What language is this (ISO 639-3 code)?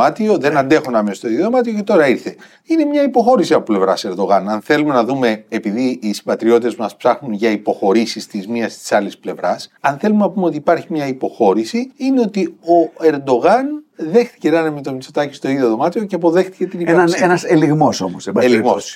ell